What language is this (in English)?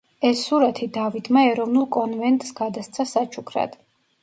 Georgian